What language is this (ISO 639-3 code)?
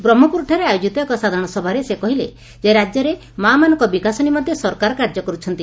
ori